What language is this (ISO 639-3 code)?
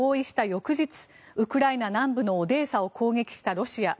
jpn